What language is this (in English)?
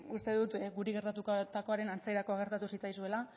Basque